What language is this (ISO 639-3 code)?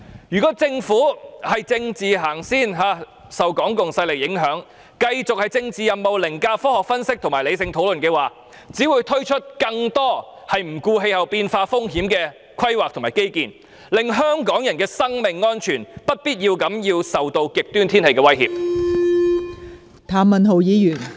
yue